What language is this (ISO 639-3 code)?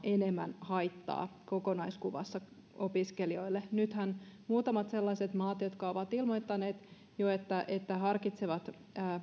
fin